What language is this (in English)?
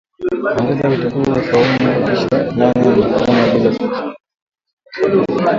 Swahili